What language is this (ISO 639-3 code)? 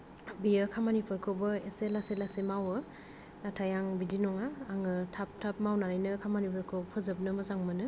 brx